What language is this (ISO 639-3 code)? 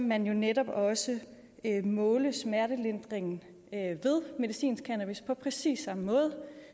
dan